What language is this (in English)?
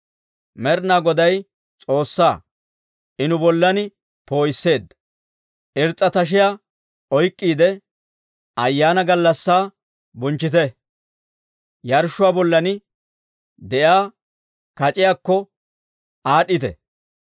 Dawro